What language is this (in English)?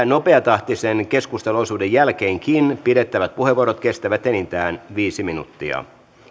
Finnish